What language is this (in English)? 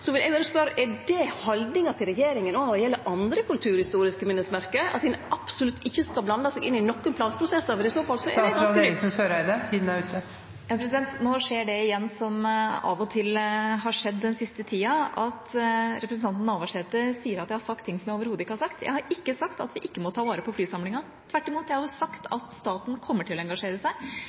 Norwegian